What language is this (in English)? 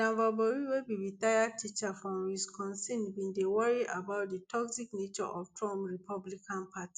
Nigerian Pidgin